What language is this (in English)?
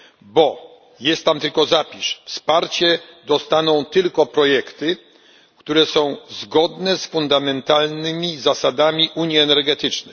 Polish